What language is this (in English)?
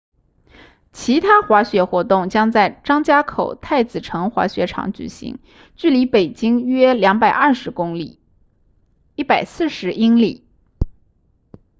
Chinese